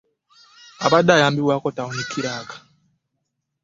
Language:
Ganda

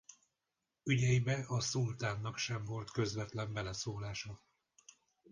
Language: Hungarian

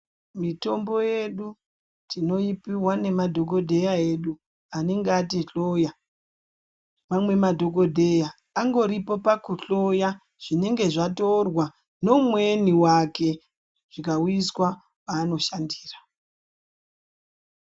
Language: Ndau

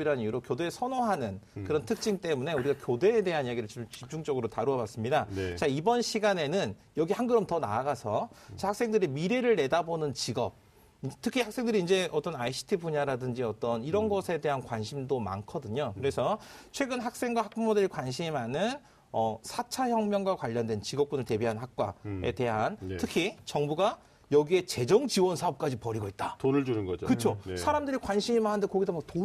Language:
Korean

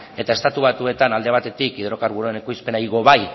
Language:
Basque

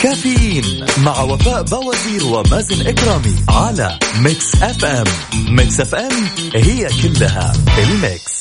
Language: Arabic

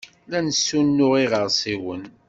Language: Kabyle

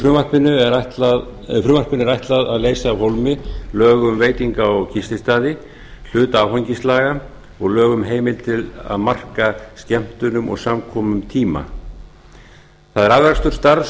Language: Icelandic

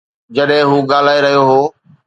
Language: Sindhi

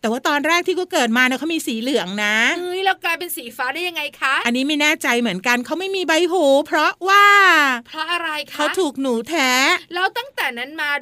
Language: Thai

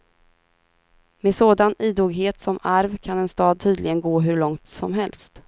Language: Swedish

